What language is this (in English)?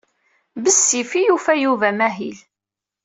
Kabyle